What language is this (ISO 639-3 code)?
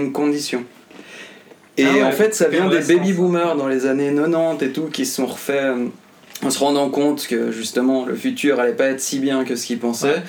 fra